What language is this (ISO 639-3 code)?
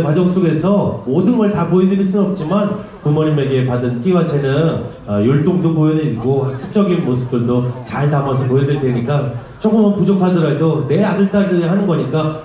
kor